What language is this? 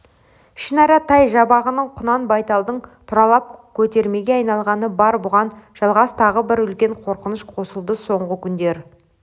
Kazakh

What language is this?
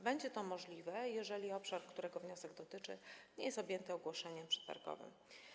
Polish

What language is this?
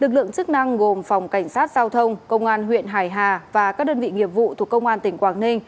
Vietnamese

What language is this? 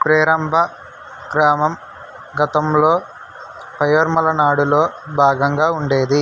Telugu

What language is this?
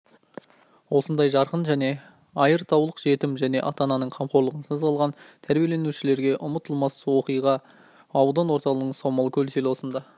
Kazakh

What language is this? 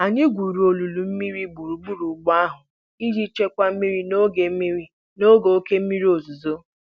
Igbo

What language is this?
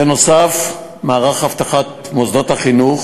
Hebrew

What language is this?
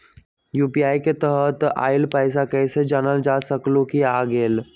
Magahi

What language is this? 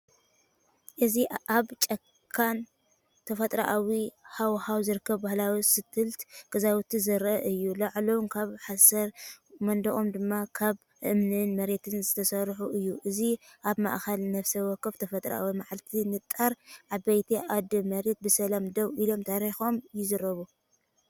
Tigrinya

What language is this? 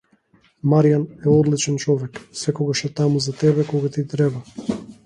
Macedonian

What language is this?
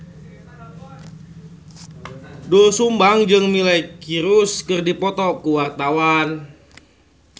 Sundanese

